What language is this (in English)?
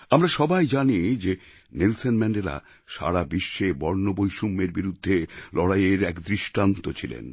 Bangla